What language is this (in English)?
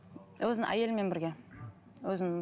Kazakh